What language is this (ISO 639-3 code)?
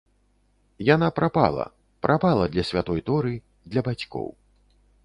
bel